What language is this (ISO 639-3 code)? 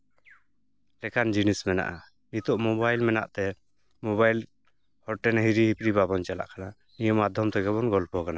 sat